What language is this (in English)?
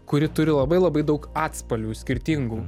Lithuanian